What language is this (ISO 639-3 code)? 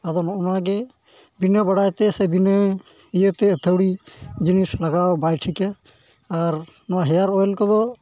sat